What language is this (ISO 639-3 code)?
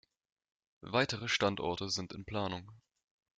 deu